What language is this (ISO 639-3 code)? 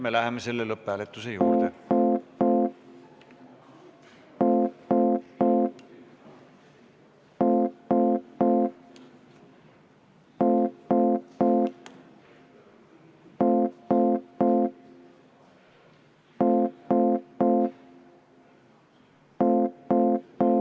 est